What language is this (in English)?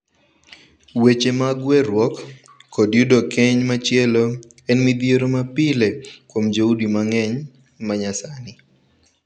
Luo (Kenya and Tanzania)